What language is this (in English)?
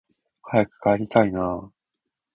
Japanese